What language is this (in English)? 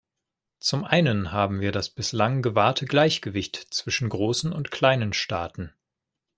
German